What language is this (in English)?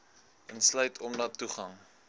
Afrikaans